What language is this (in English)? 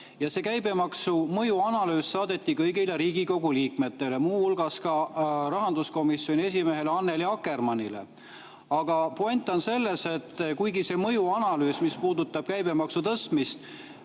Estonian